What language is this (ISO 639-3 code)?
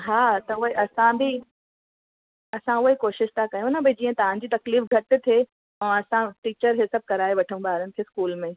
snd